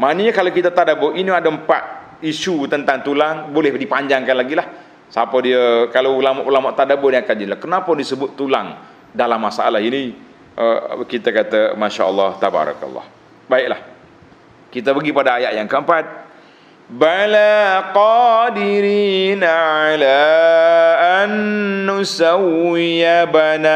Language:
Malay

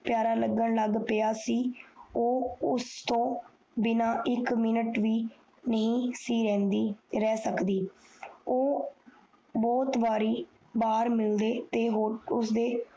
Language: Punjabi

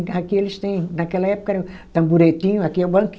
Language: Portuguese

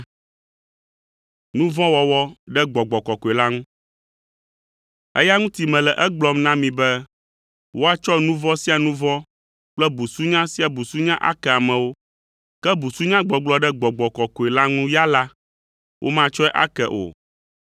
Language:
Ewe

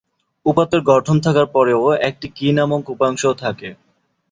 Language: Bangla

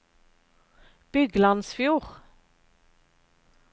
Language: Norwegian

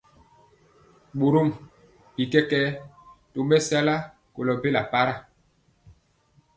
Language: Mpiemo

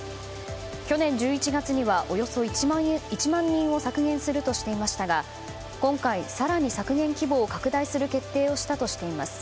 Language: Japanese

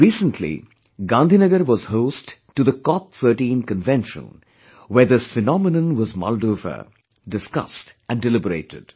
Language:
English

